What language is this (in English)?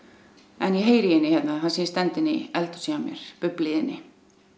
Icelandic